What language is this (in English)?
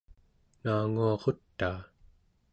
Central Yupik